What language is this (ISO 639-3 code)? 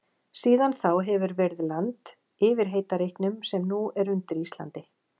isl